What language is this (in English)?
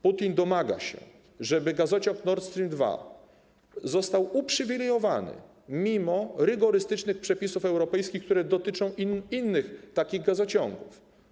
Polish